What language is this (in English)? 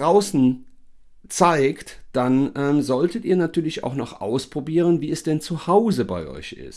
German